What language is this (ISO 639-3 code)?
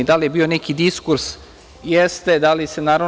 srp